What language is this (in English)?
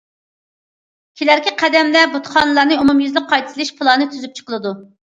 Uyghur